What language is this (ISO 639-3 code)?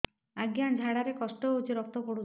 ori